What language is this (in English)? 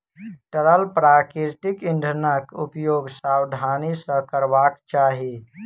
Maithili